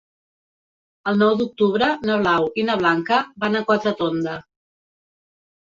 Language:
Catalan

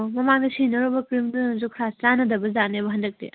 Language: Manipuri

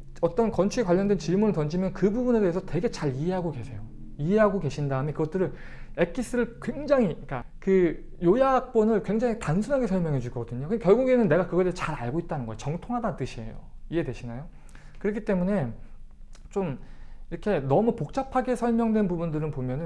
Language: Korean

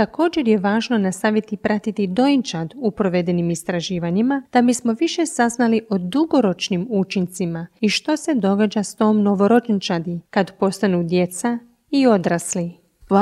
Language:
Croatian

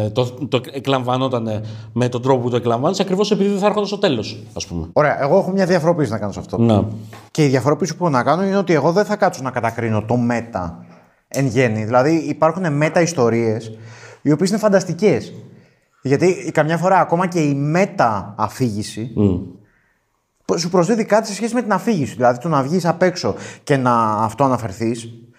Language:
Greek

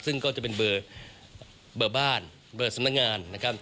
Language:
Thai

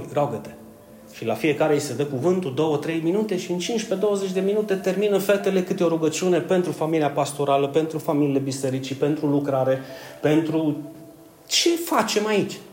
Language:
Romanian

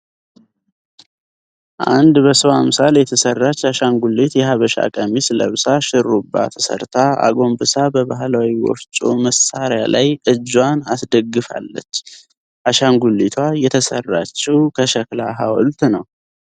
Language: Amharic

